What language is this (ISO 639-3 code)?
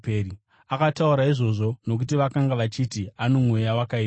sna